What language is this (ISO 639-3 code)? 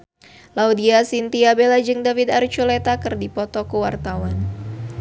sun